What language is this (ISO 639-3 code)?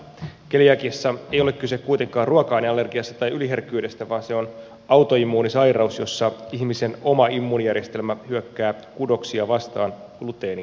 fin